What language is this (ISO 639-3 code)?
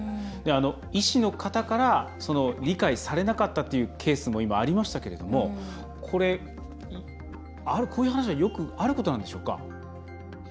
jpn